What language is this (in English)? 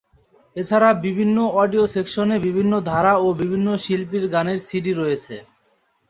Bangla